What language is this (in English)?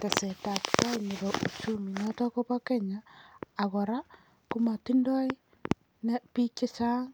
Kalenjin